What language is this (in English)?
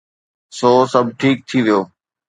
Sindhi